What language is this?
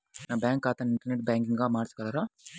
Telugu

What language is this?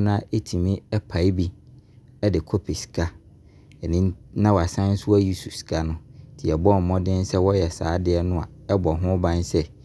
Abron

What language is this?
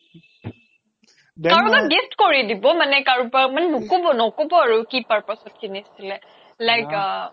Assamese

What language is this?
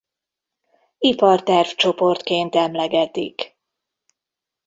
Hungarian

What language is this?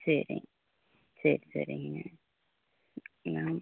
Tamil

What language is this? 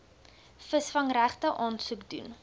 Afrikaans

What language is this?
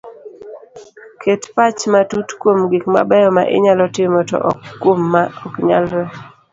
Luo (Kenya and Tanzania)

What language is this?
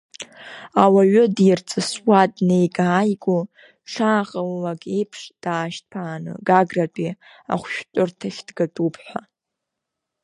Abkhazian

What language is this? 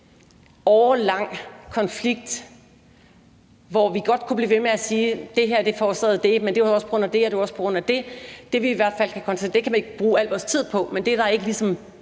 Danish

